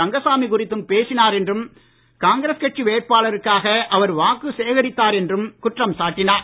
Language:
Tamil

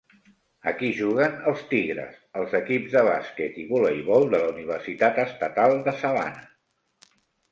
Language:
Catalan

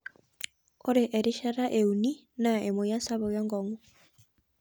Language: Masai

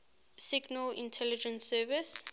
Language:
English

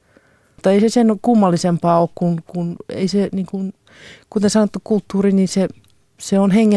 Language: Finnish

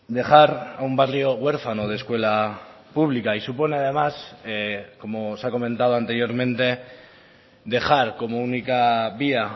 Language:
Spanish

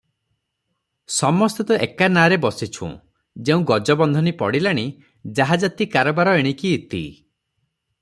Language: Odia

